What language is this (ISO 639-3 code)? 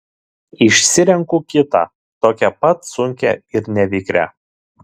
lit